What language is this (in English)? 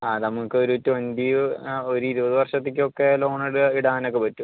Malayalam